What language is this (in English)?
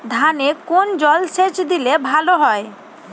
Bangla